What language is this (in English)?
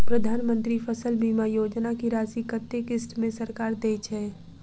Maithili